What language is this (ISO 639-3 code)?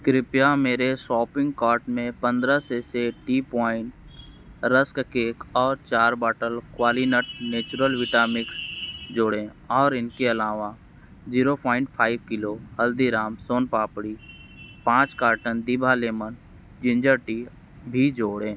hin